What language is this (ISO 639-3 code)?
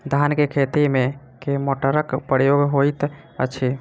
mai